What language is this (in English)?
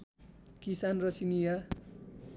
Nepali